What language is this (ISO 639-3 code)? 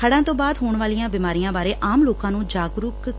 pan